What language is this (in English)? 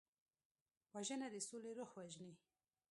Pashto